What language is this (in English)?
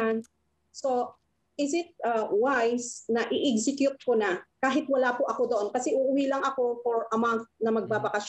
Filipino